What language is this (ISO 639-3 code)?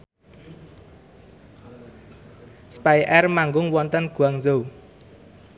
jav